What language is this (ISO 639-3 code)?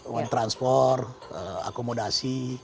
ind